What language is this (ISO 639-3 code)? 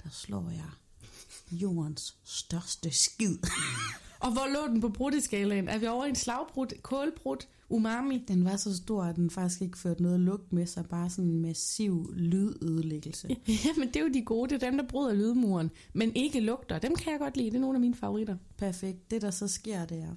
dan